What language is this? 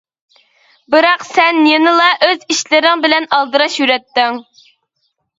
Uyghur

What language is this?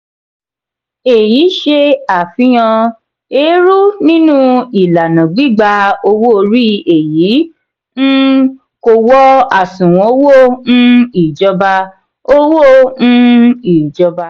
Yoruba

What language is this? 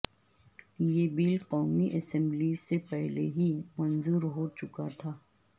Urdu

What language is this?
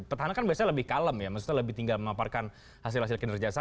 Indonesian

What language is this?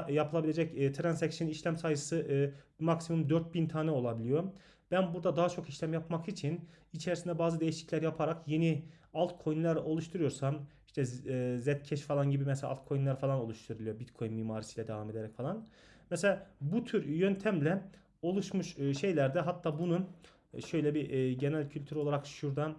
Turkish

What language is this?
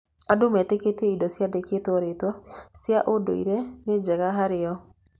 Kikuyu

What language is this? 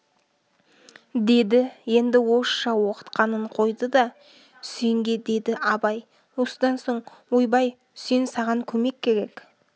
Kazakh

